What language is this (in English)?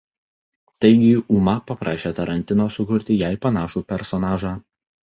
Lithuanian